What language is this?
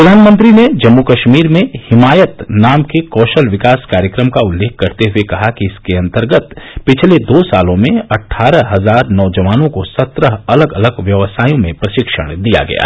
Hindi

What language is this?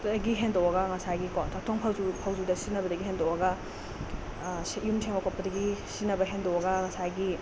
Manipuri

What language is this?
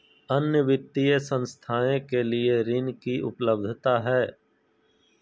Magahi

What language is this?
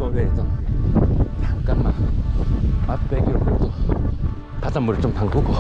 Korean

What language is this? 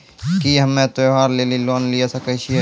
Maithili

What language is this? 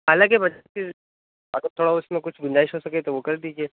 Urdu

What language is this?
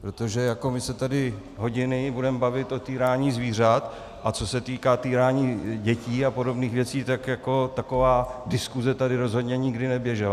Czech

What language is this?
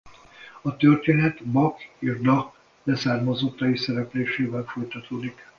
Hungarian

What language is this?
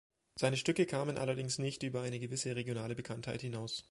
German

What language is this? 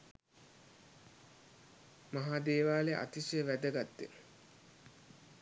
Sinhala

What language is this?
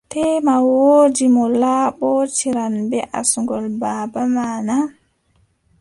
Adamawa Fulfulde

